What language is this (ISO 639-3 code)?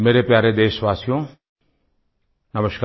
hin